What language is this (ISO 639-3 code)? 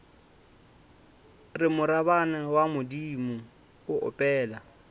nso